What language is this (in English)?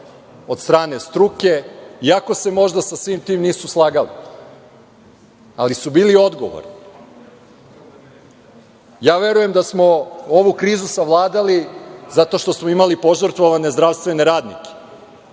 Serbian